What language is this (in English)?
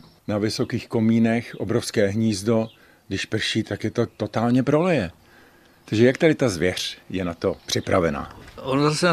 Czech